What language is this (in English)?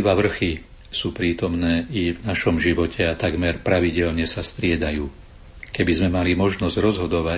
Slovak